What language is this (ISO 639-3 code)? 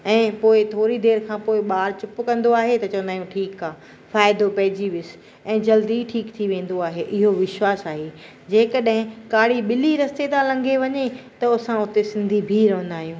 snd